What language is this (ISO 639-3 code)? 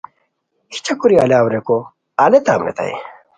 khw